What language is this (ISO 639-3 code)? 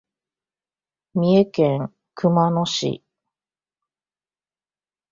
jpn